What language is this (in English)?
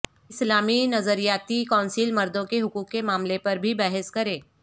Urdu